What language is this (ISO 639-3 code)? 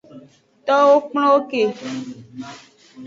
ajg